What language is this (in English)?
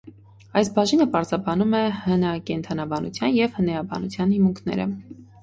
Armenian